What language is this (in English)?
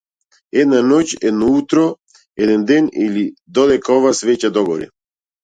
Macedonian